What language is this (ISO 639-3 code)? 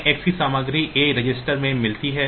hin